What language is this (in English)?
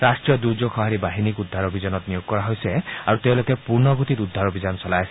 Assamese